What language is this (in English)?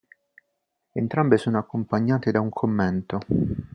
Italian